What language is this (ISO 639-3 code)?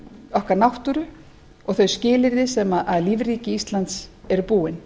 isl